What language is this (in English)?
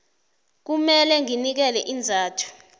South Ndebele